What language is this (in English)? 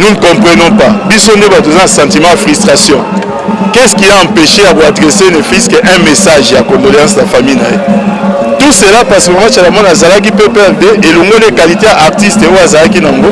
French